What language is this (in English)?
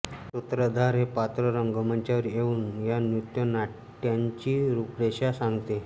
Marathi